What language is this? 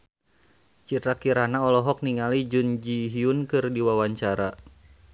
Sundanese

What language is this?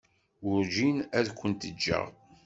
Kabyle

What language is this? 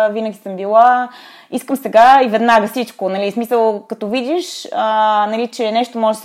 Bulgarian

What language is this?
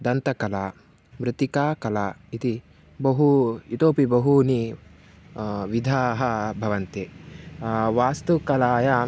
Sanskrit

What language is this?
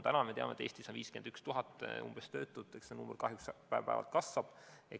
Estonian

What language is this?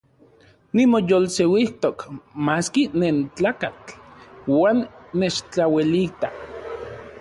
Central Puebla Nahuatl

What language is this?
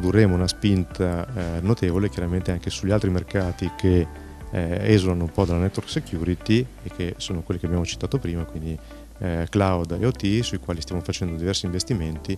Italian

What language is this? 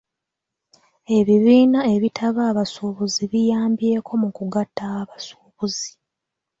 Ganda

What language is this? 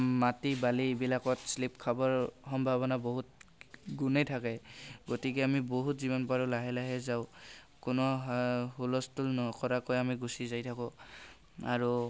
Assamese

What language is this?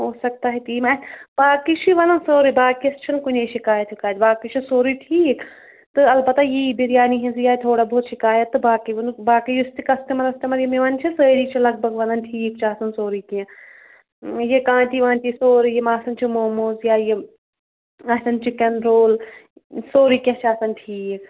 Kashmiri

